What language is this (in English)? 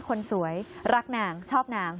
Thai